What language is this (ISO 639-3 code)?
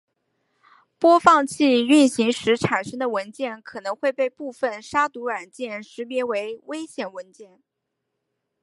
zho